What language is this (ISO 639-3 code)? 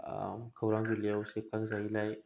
brx